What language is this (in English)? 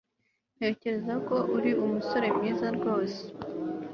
Kinyarwanda